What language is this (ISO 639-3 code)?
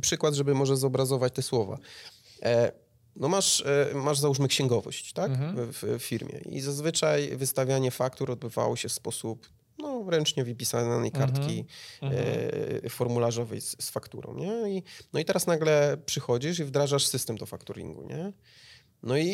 pol